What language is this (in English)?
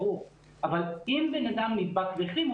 Hebrew